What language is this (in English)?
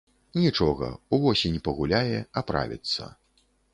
Belarusian